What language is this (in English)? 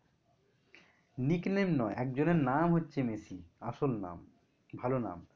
Bangla